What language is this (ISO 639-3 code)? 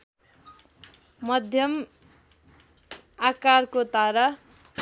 nep